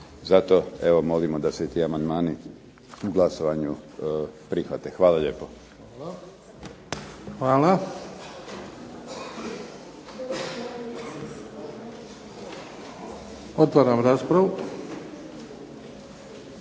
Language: Croatian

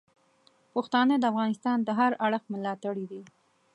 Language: Pashto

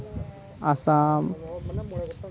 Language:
Santali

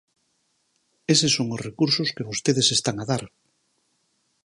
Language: Galician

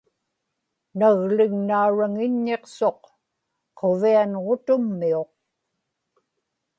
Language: Inupiaq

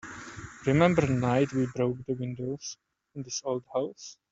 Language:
English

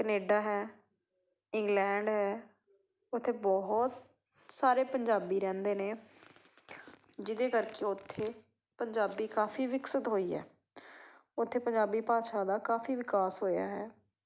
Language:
Punjabi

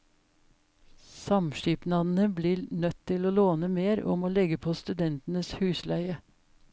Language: Norwegian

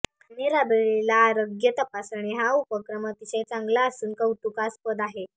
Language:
Marathi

